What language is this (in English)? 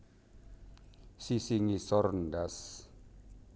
Javanese